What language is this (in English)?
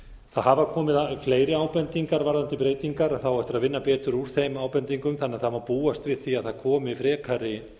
Icelandic